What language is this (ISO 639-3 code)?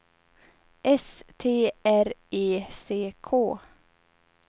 swe